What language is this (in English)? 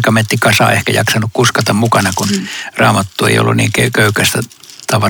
Finnish